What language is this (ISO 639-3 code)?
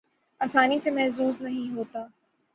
urd